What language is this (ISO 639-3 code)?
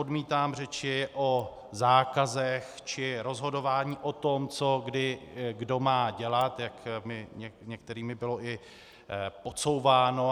ces